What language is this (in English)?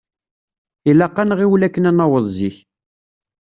Kabyle